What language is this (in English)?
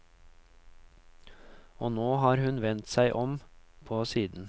Norwegian